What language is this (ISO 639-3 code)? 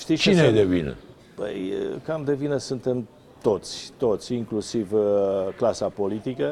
ron